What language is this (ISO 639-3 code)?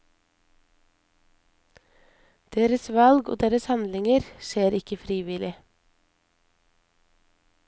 nor